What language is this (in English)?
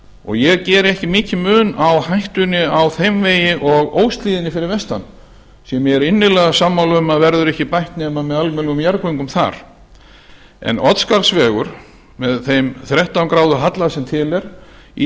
Icelandic